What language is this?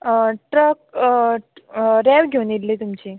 Konkani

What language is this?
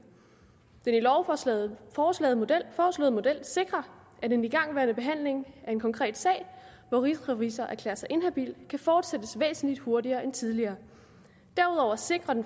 Danish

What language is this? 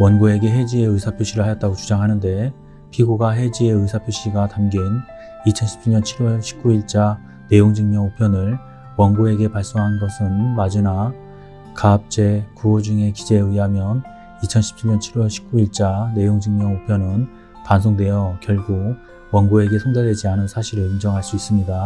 Korean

